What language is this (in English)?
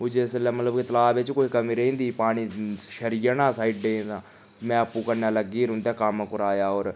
Dogri